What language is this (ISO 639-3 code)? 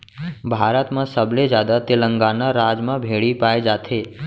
hne